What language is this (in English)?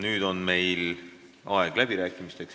Estonian